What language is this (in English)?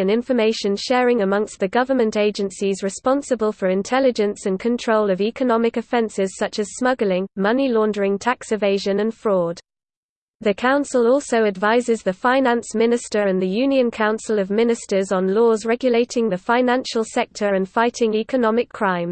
English